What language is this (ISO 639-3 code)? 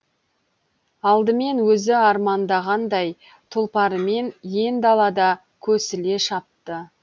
kaz